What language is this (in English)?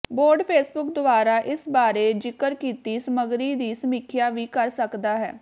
Punjabi